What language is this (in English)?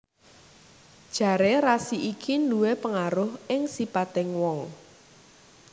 Javanese